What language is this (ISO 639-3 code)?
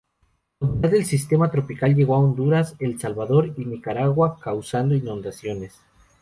spa